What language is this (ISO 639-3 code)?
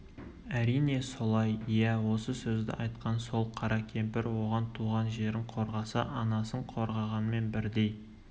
kaz